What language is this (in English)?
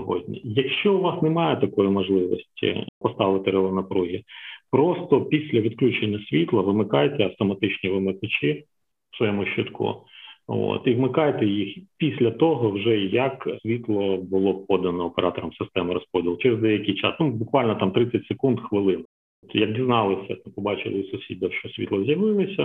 Ukrainian